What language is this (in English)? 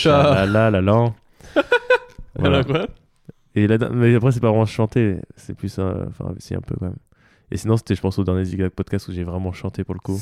French